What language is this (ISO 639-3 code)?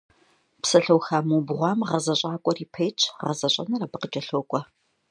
kbd